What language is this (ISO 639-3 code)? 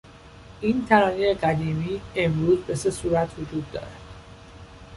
fas